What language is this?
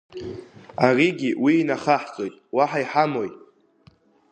Abkhazian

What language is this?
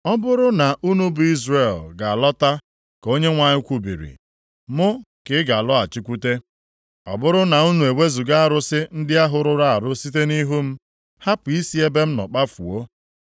Igbo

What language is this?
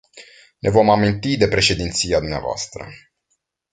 Romanian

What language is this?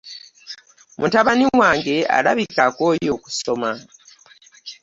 Ganda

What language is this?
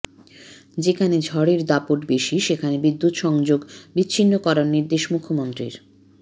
Bangla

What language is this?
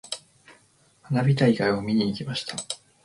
Japanese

